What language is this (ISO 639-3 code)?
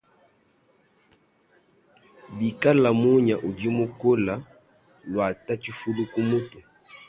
lua